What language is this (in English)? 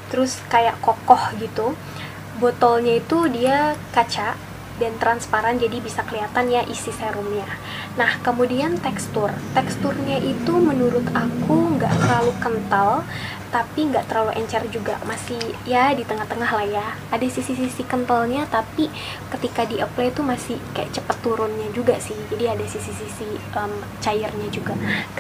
Indonesian